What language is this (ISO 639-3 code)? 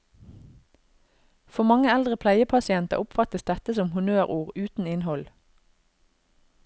nor